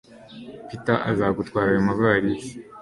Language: Kinyarwanda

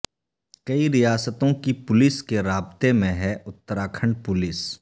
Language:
Urdu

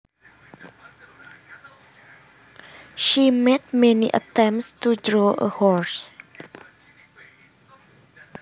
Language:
Javanese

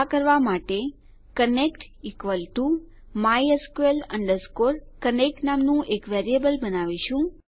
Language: Gujarati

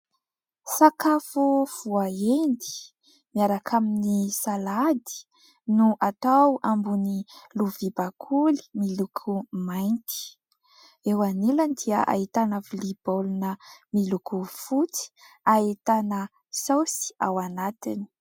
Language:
Malagasy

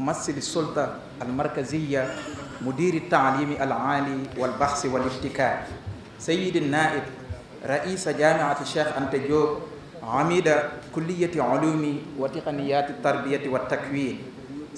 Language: Arabic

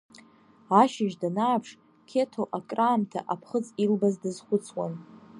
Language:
Abkhazian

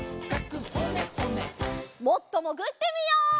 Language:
Japanese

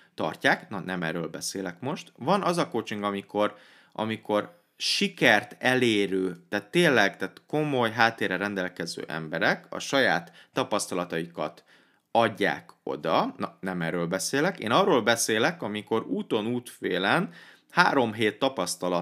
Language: Hungarian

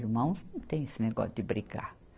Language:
Portuguese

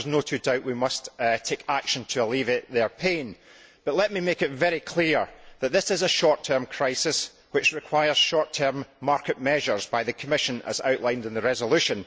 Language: English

